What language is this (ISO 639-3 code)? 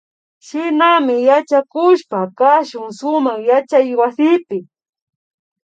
qvi